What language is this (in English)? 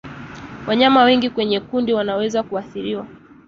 Swahili